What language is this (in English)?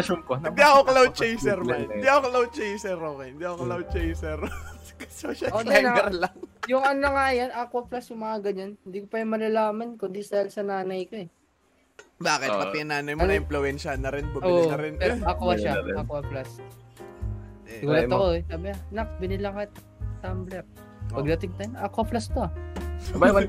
Filipino